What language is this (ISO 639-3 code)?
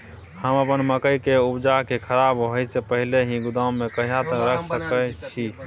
mai